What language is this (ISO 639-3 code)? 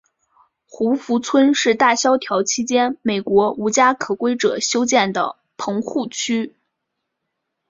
zho